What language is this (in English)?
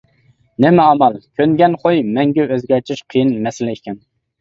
Uyghur